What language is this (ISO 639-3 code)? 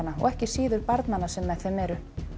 isl